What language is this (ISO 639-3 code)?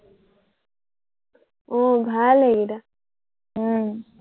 asm